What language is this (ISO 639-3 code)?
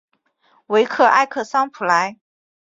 zho